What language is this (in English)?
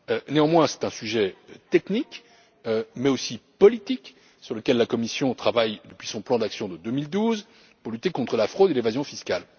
French